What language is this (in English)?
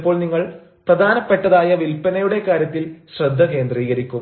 Malayalam